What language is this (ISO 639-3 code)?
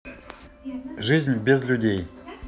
rus